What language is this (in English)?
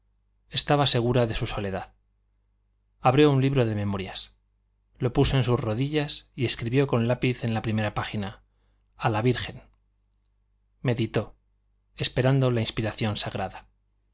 Spanish